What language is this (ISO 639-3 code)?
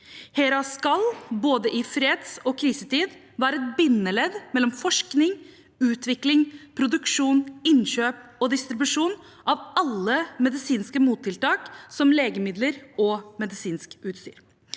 nor